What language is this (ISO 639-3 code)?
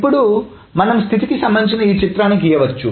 tel